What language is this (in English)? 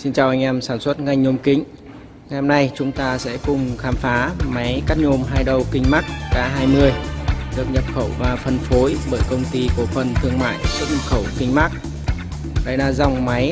Vietnamese